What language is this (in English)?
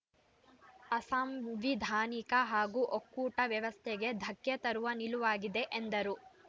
Kannada